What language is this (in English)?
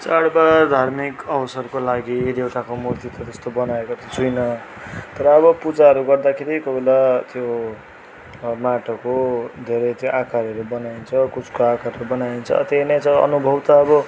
Nepali